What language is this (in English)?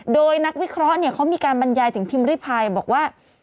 Thai